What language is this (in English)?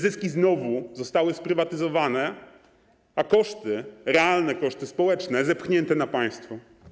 Polish